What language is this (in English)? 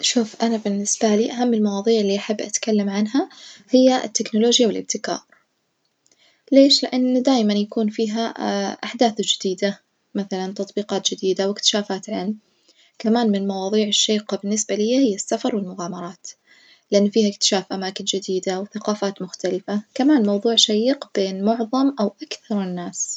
Najdi Arabic